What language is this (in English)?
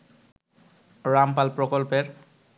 Bangla